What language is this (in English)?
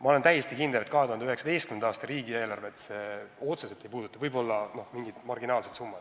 Estonian